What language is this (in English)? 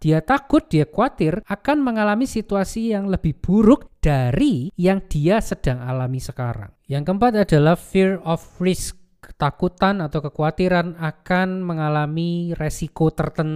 Indonesian